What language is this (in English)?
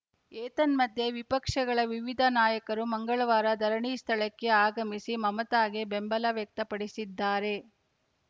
Kannada